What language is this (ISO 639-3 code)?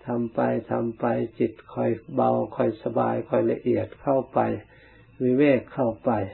tha